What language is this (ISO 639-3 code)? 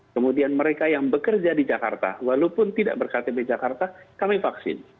ind